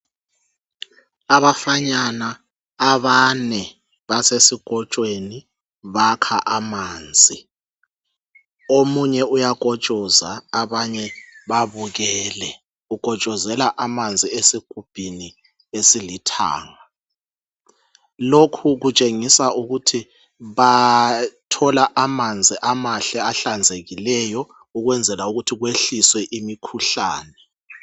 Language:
North Ndebele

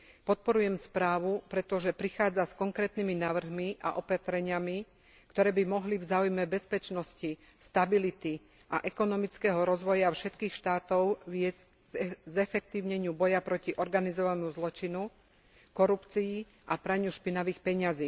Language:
Slovak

